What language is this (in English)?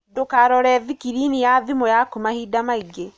Kikuyu